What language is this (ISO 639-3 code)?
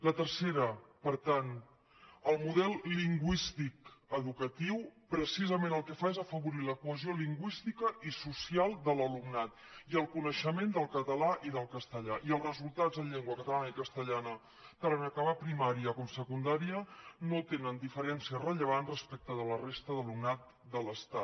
cat